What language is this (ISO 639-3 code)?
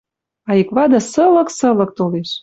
mrj